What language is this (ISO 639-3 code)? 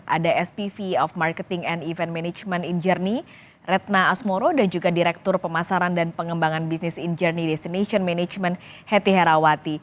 ind